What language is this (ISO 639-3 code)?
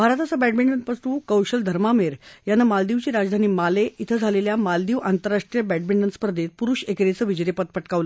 mar